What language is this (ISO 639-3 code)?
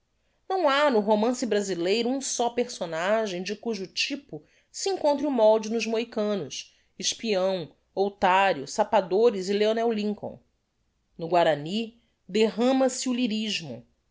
por